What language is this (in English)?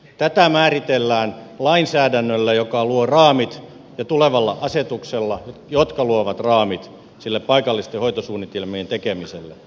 Finnish